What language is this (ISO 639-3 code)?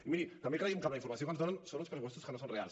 cat